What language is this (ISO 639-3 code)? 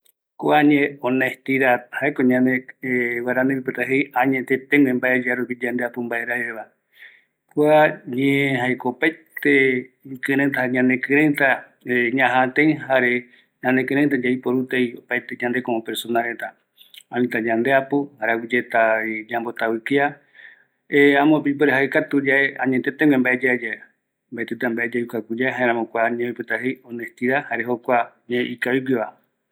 gui